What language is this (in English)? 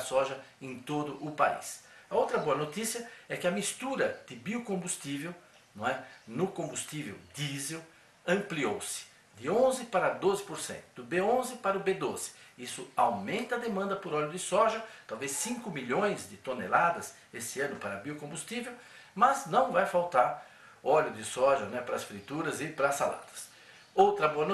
Portuguese